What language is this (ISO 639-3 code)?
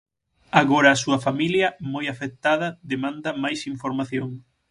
glg